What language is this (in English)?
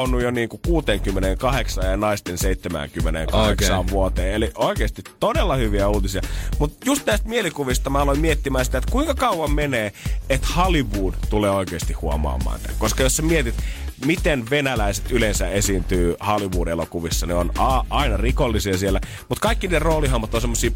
Finnish